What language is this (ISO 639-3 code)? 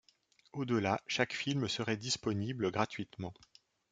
fra